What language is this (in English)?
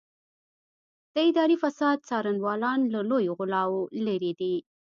Pashto